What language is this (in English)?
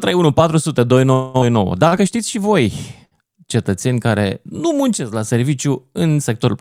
Romanian